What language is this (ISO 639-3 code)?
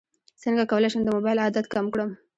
pus